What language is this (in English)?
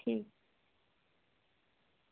Dogri